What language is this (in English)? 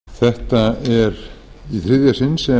Icelandic